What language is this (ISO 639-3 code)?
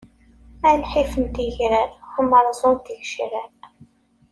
kab